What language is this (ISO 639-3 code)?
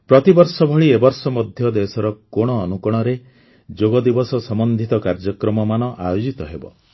ori